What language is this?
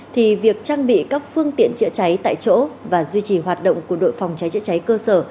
Vietnamese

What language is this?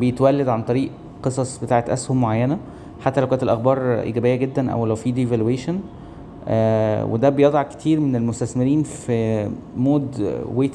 Arabic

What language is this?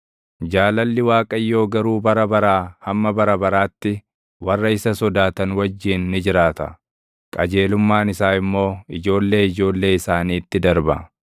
Oromo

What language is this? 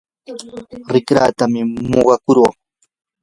Yanahuanca Pasco Quechua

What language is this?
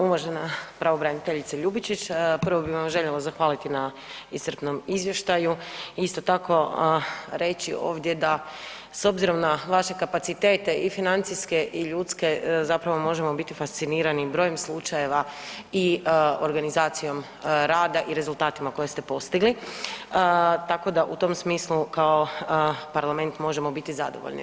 Croatian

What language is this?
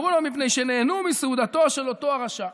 Hebrew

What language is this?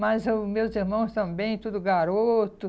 Portuguese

